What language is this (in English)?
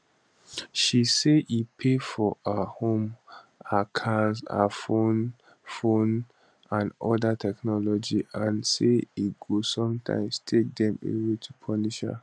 Nigerian Pidgin